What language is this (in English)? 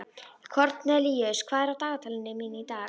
Icelandic